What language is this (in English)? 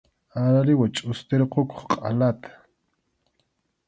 Arequipa-La Unión Quechua